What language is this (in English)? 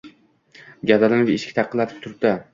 Uzbek